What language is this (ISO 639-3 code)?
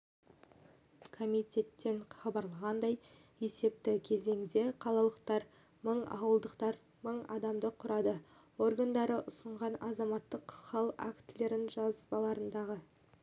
kaz